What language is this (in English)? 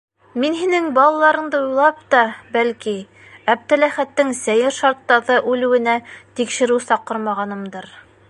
Bashkir